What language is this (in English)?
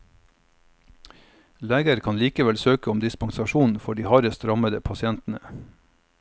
Norwegian